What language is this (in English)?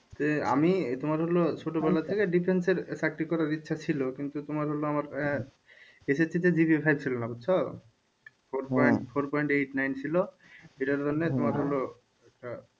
Bangla